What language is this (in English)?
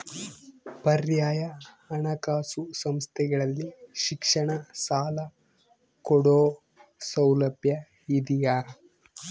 Kannada